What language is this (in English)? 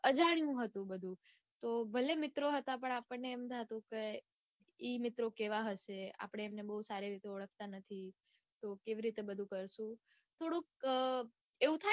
Gujarati